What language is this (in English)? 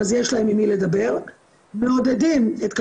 Hebrew